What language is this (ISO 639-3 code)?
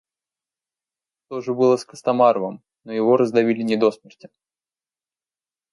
rus